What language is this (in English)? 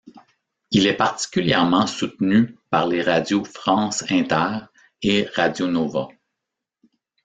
French